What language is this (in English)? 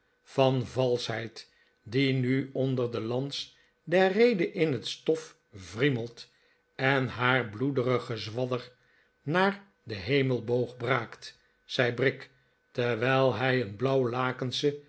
Dutch